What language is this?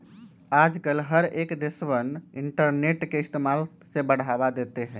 Magahi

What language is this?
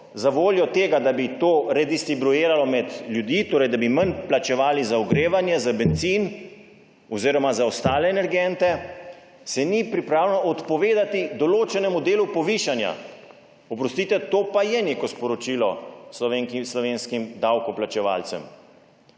Slovenian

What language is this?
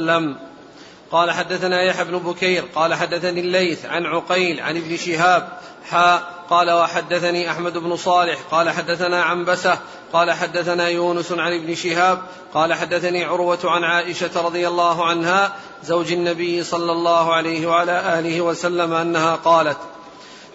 Arabic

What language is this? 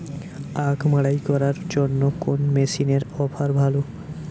Bangla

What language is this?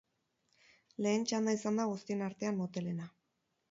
Basque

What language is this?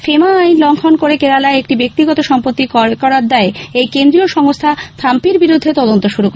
Bangla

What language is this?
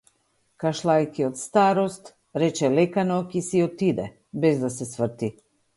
Macedonian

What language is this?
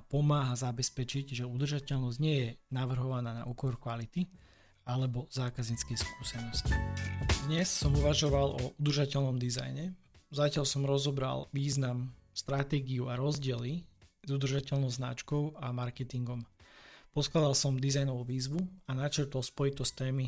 Slovak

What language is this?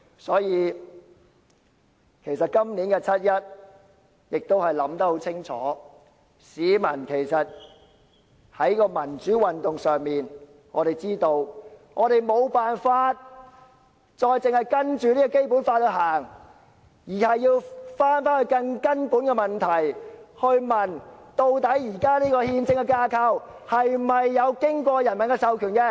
Cantonese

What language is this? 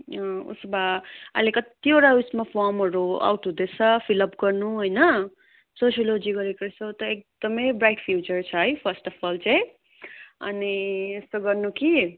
Nepali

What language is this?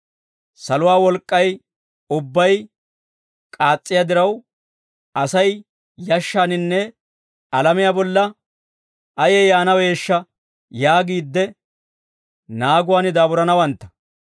Dawro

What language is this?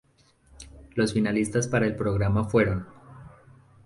Spanish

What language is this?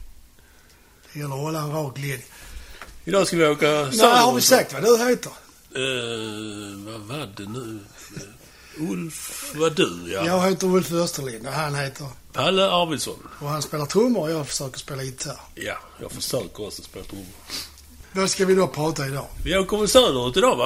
Swedish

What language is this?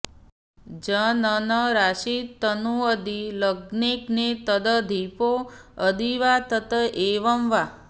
Sanskrit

